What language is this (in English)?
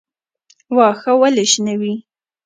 Pashto